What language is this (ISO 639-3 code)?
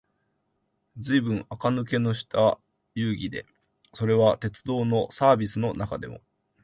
jpn